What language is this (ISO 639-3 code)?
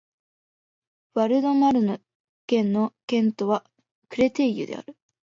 jpn